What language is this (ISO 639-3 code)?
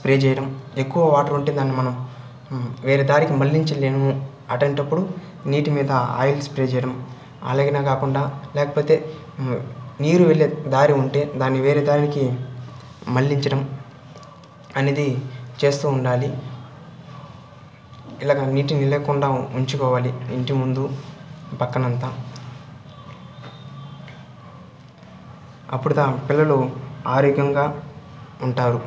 tel